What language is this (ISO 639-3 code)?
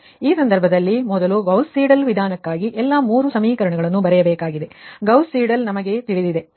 kan